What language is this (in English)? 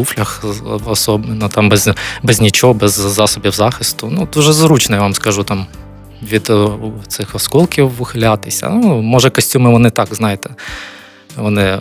Ukrainian